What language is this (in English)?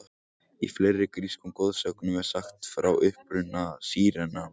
Icelandic